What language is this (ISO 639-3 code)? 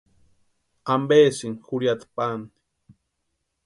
pua